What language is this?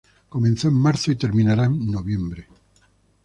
Spanish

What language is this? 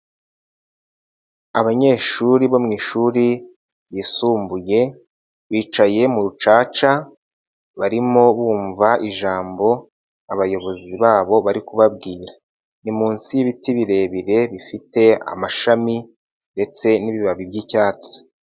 Kinyarwanda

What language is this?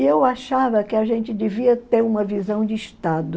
Portuguese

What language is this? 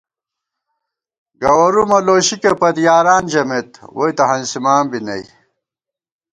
Gawar-Bati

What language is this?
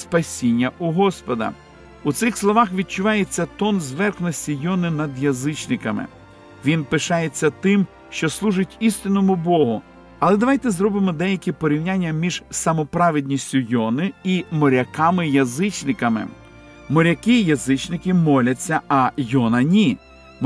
Ukrainian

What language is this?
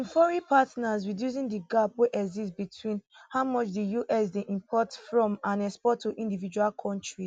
Nigerian Pidgin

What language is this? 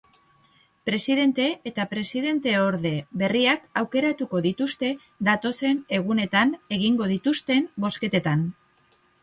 Basque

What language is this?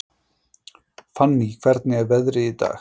Icelandic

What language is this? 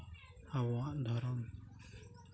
Santali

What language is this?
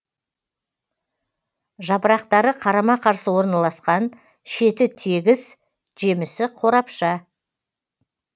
Kazakh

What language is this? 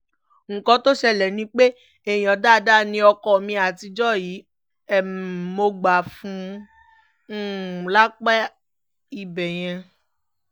Yoruba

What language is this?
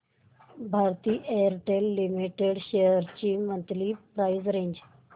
Marathi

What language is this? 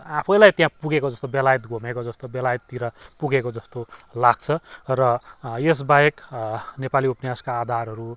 Nepali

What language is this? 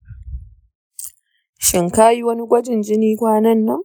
Hausa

